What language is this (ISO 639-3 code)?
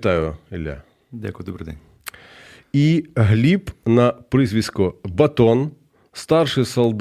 ukr